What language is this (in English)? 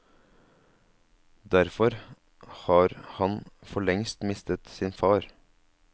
Norwegian